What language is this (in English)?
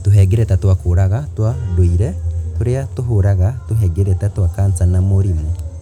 Kikuyu